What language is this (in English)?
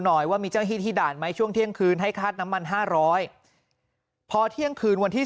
Thai